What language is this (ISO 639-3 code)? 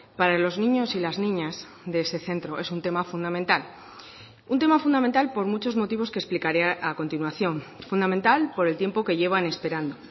spa